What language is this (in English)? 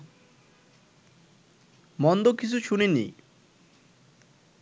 Bangla